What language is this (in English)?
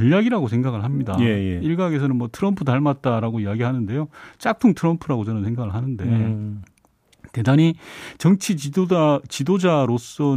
Korean